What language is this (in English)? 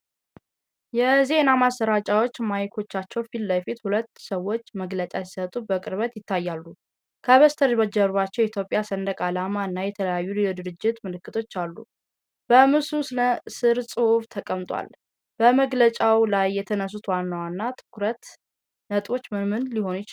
Amharic